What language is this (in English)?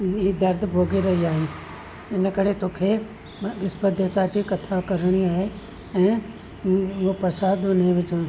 Sindhi